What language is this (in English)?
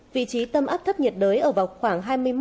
Vietnamese